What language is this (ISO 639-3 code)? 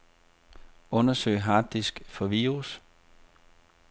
dan